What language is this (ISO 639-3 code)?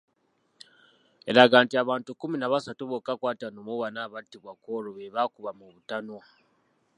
lug